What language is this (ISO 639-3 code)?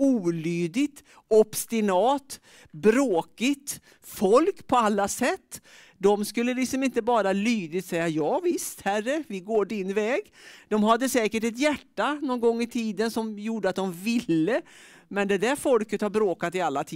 swe